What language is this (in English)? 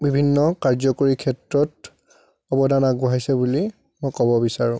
Assamese